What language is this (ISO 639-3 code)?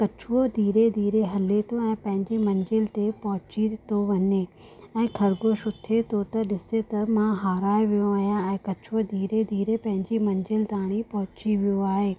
snd